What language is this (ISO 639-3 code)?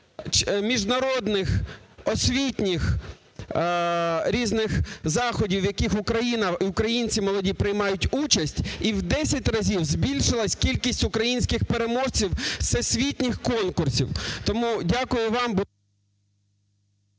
ukr